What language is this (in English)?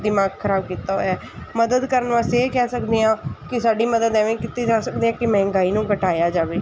Punjabi